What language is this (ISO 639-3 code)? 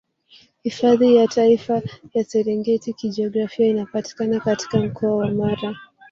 swa